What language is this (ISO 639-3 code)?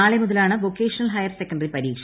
mal